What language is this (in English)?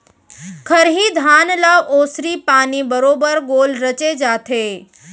Chhattisgarhi